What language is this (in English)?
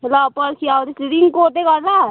Nepali